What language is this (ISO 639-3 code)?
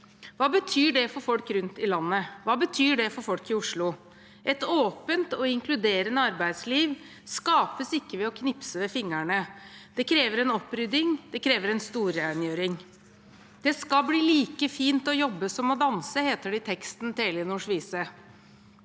nor